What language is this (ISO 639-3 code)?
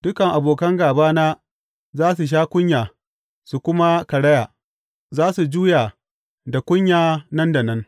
hau